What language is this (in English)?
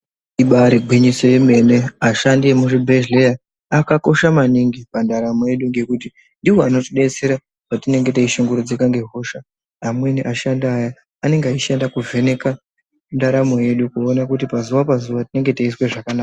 Ndau